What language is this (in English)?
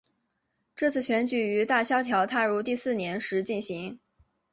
Chinese